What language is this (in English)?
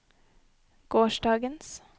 Norwegian